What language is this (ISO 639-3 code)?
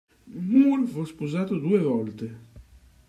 ita